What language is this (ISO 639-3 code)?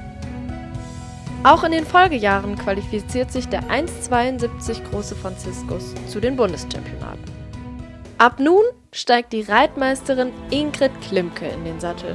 deu